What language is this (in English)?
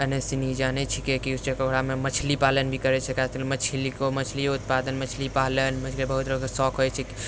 Maithili